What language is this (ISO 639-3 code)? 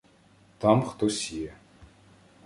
ukr